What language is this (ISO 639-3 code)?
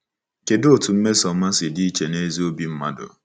ibo